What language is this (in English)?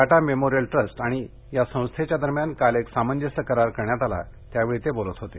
Marathi